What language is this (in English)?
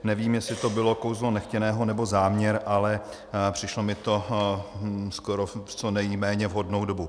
Czech